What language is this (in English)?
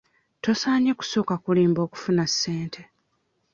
Ganda